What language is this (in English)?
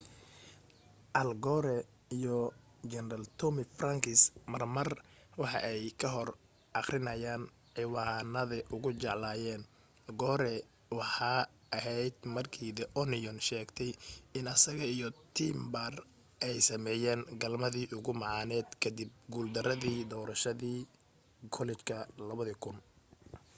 Somali